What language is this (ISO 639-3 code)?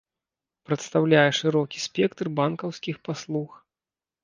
bel